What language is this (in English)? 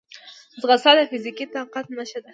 Pashto